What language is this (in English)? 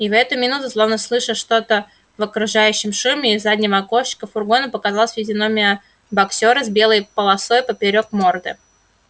Russian